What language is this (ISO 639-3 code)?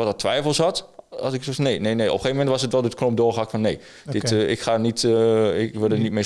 nld